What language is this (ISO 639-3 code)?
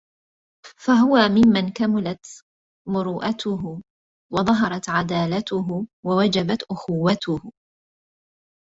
ara